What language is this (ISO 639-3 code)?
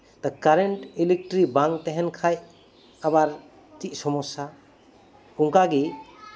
sat